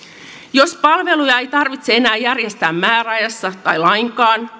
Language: Finnish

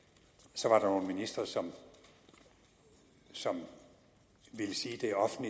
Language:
Danish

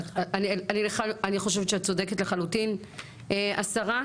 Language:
Hebrew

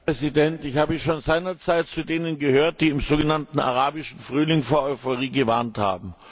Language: German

